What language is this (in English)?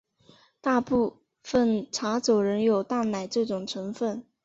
Chinese